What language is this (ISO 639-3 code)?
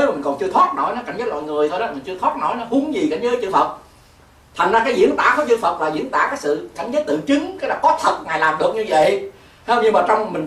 vie